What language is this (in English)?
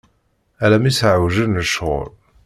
Kabyle